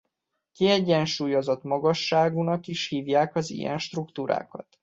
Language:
Hungarian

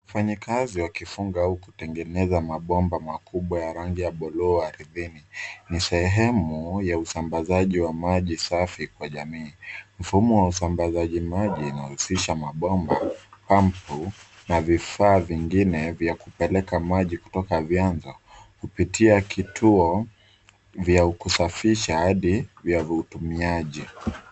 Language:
Swahili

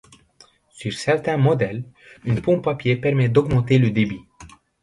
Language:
French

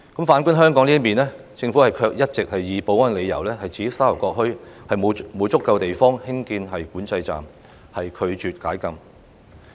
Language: Cantonese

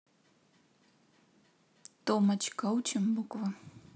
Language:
Russian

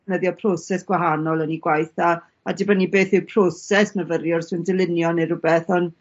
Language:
Welsh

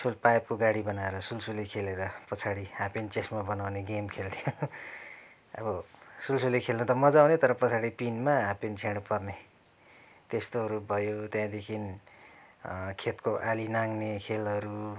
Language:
Nepali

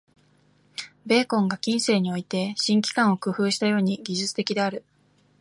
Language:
Japanese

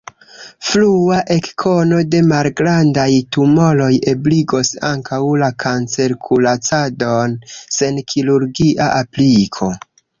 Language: Esperanto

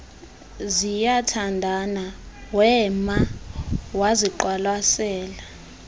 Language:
Xhosa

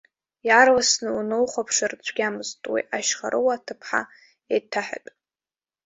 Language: Abkhazian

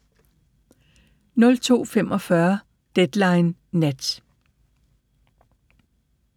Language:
Danish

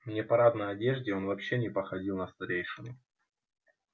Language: Russian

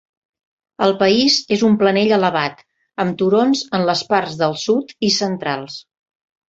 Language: Catalan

